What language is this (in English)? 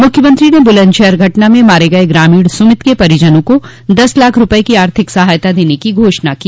Hindi